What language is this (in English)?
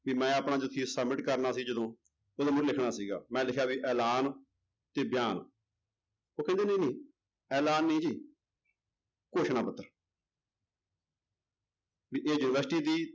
Punjabi